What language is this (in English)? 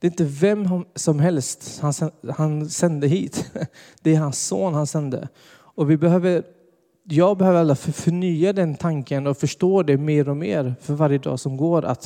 Swedish